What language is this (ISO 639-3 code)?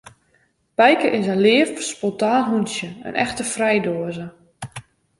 fry